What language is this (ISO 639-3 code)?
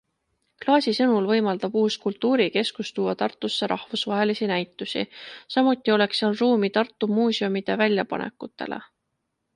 est